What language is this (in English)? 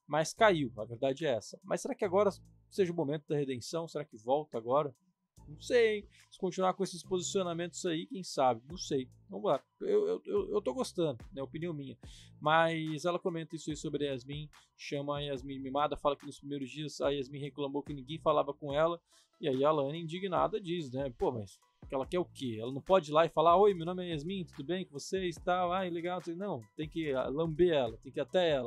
Portuguese